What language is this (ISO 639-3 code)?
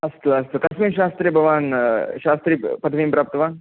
san